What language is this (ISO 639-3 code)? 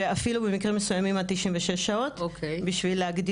heb